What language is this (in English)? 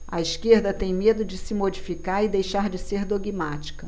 Portuguese